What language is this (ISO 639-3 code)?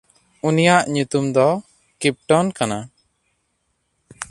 sat